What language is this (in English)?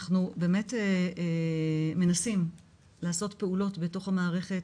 Hebrew